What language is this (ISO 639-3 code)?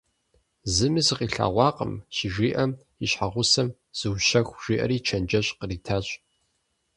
kbd